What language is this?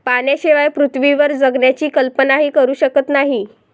Marathi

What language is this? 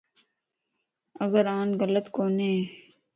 Lasi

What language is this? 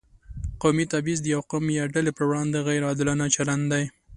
Pashto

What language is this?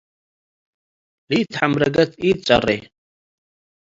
Tigre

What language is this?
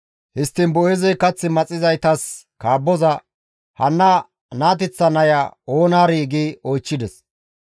Gamo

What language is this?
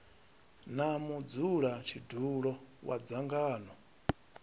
Venda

